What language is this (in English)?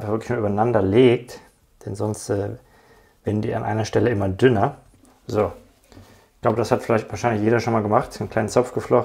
German